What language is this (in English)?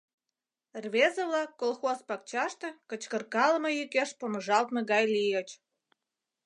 Mari